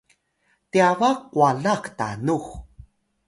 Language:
Atayal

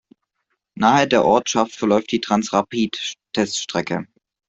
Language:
German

